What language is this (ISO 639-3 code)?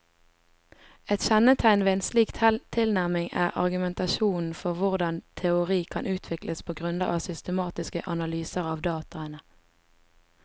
nor